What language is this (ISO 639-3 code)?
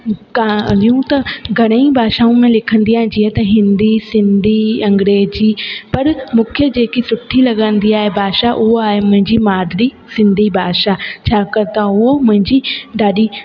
snd